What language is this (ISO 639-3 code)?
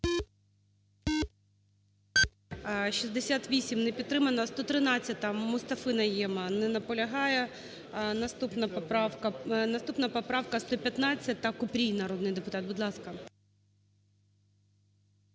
ukr